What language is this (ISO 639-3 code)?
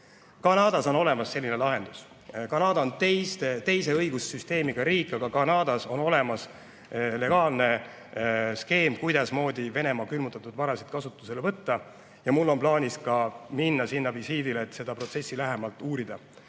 est